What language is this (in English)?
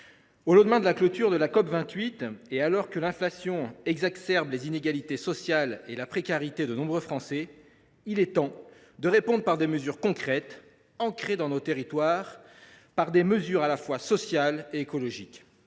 French